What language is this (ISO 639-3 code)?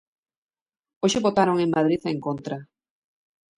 glg